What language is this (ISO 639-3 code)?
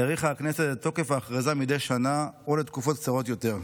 heb